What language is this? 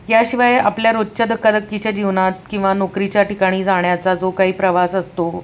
Marathi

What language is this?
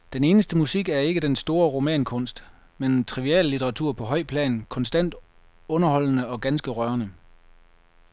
Danish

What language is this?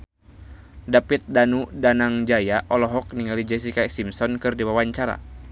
Sundanese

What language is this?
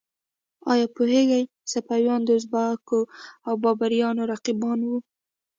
Pashto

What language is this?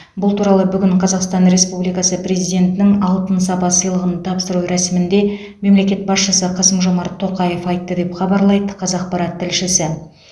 Kazakh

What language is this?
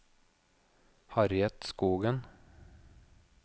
Norwegian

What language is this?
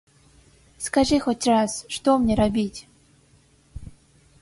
Belarusian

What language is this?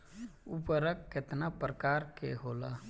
Bhojpuri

